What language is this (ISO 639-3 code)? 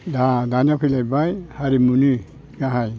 brx